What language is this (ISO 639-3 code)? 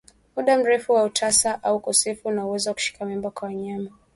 swa